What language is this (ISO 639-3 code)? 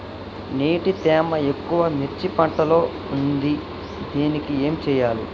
tel